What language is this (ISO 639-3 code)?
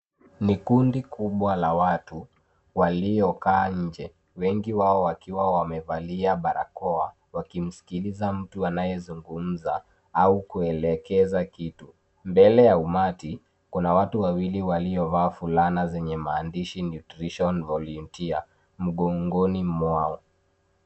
swa